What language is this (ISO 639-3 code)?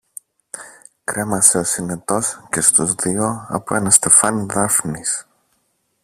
ell